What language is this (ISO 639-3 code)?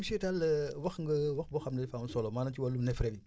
wol